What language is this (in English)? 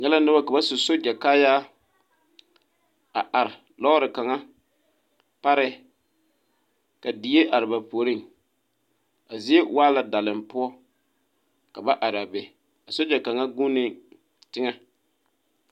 Southern Dagaare